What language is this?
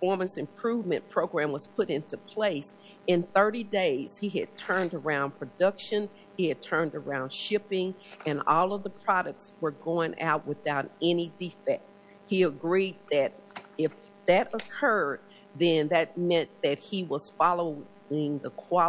English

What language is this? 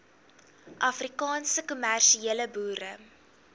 Afrikaans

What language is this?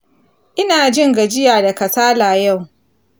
Hausa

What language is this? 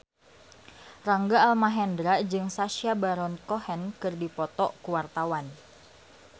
Sundanese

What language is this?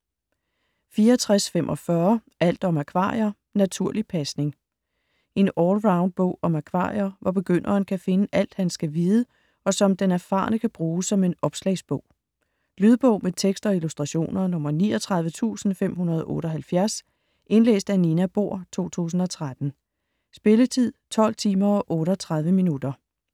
Danish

